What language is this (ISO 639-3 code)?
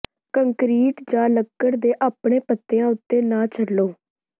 pan